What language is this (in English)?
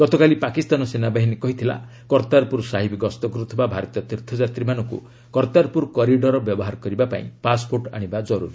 Odia